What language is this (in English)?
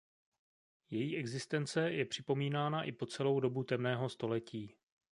Czech